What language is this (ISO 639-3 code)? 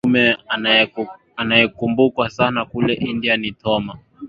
swa